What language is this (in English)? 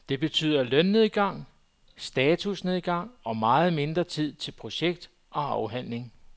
Danish